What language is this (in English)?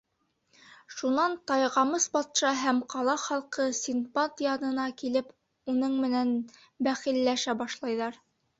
Bashkir